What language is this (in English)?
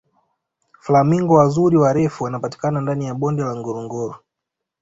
Swahili